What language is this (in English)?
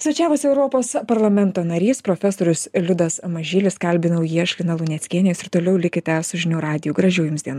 Lithuanian